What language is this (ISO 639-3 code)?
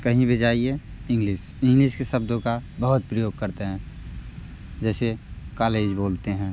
hin